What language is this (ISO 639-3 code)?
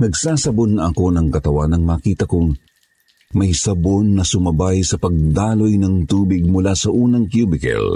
fil